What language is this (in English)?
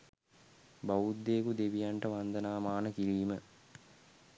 Sinhala